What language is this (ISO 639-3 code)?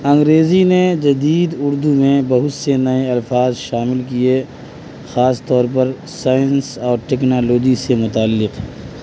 urd